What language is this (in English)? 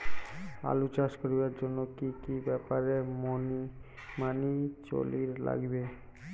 Bangla